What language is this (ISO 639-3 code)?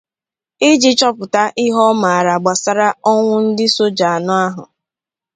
ibo